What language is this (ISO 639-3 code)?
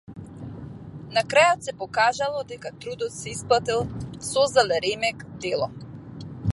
mkd